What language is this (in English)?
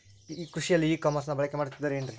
Kannada